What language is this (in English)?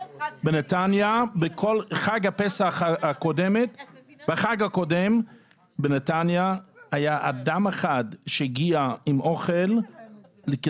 Hebrew